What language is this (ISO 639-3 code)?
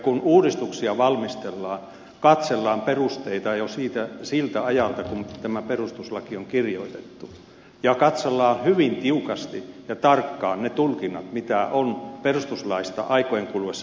fin